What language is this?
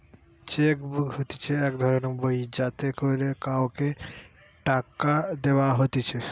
Bangla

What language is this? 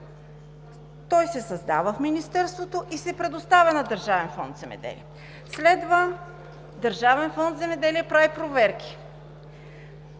Bulgarian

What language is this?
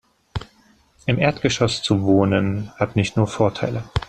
German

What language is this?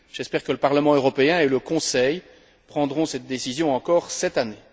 French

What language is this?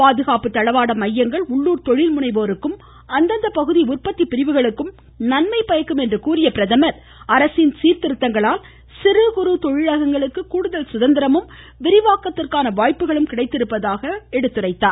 Tamil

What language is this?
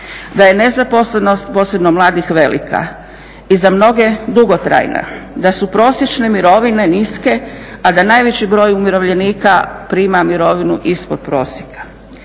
Croatian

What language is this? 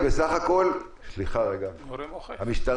Hebrew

